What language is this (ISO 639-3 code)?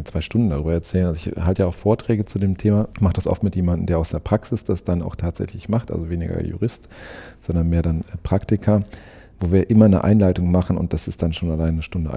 deu